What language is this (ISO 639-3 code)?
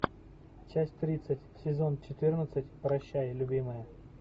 rus